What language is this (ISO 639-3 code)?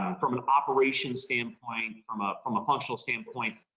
eng